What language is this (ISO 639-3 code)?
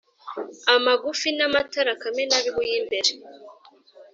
kin